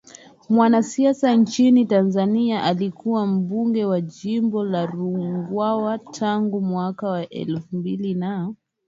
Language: Swahili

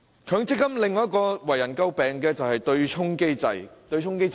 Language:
Cantonese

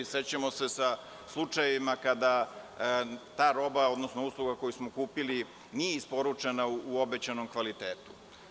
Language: Serbian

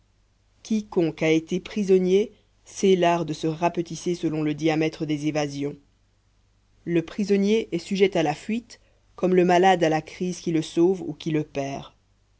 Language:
French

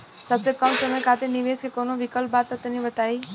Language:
Bhojpuri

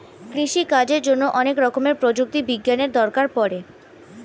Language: Bangla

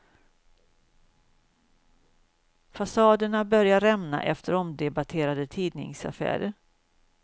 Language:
Swedish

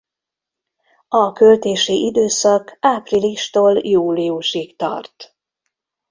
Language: Hungarian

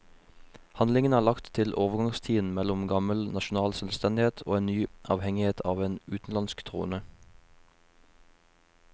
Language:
Norwegian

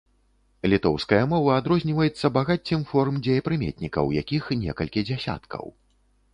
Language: Belarusian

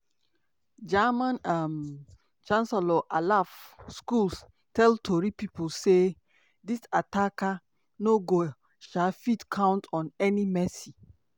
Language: Nigerian Pidgin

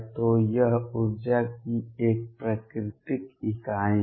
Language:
Hindi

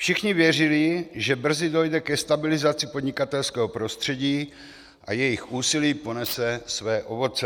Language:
Czech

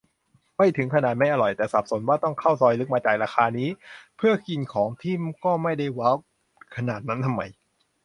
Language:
Thai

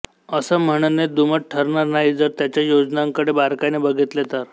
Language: Marathi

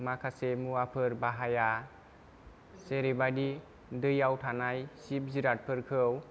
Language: Bodo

